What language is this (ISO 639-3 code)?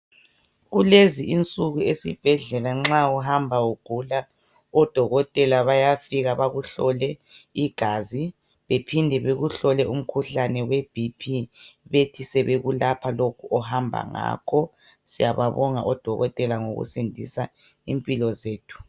nde